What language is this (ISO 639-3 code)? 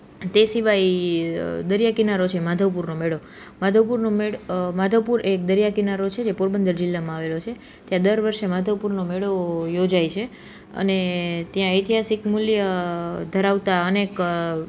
guj